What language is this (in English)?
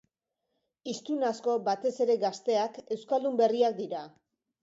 Basque